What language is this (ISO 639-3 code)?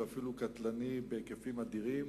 heb